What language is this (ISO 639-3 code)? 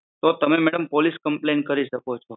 guj